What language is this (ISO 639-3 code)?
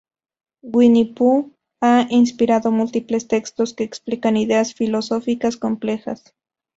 spa